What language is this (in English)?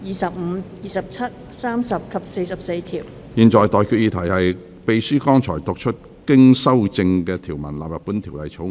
Cantonese